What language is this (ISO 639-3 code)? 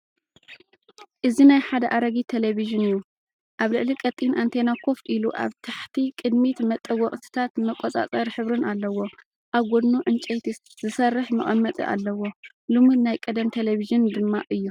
tir